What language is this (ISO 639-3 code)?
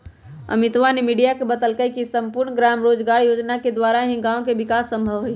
mag